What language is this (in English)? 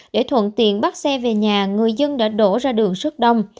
Vietnamese